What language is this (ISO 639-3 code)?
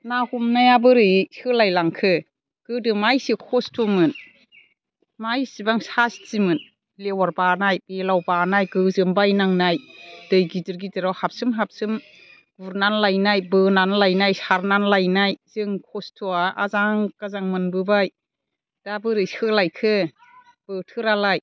brx